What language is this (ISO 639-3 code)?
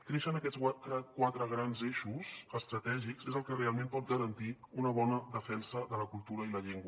cat